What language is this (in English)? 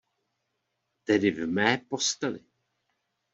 Czech